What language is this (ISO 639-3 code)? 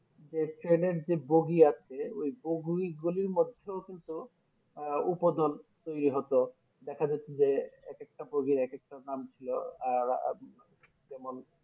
ben